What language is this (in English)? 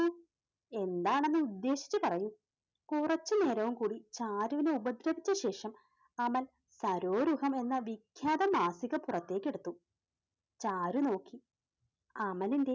Malayalam